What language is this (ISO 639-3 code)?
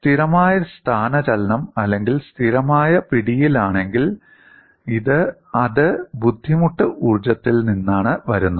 mal